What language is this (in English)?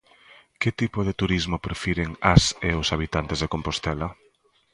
Galician